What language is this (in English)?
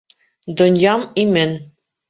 Bashkir